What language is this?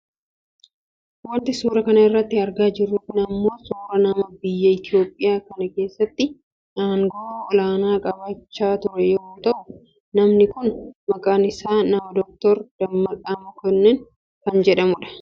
Oromo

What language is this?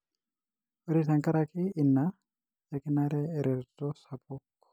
Masai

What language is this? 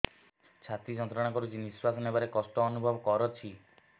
Odia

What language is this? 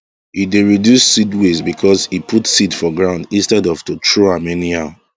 Nigerian Pidgin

